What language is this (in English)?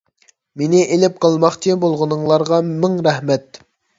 Uyghur